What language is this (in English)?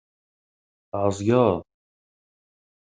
Kabyle